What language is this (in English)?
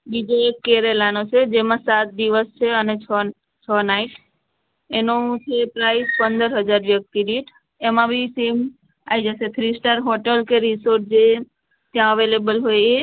Gujarati